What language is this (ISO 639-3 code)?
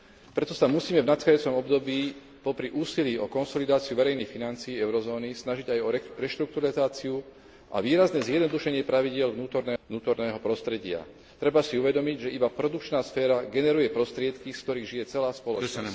slk